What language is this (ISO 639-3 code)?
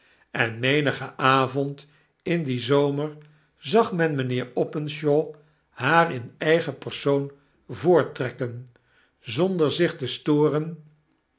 nld